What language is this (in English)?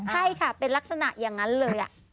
Thai